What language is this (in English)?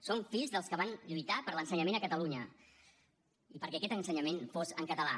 Catalan